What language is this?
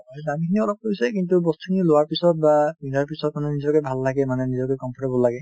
Assamese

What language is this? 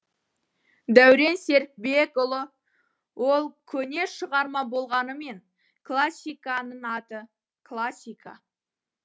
Kazakh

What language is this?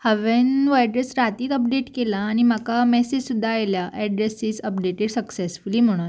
Konkani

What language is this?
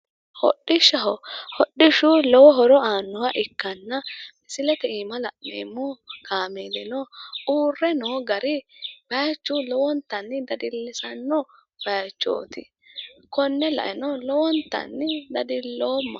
Sidamo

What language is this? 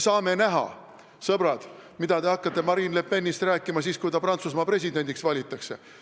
Estonian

